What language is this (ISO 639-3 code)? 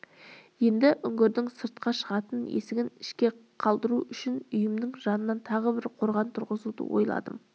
kaz